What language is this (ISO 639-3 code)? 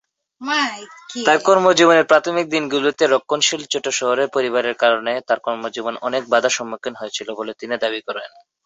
ben